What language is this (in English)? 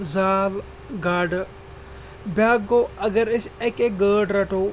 Kashmiri